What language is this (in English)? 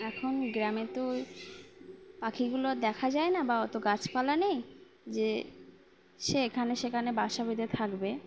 Bangla